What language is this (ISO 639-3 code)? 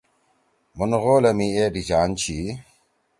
trw